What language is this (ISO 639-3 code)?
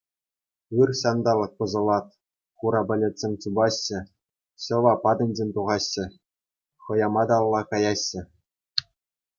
chv